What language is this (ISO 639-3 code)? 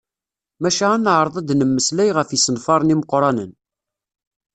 kab